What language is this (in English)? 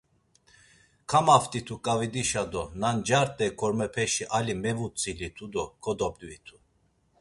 Laz